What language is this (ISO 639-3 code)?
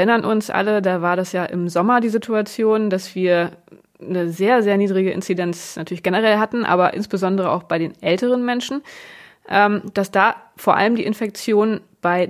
deu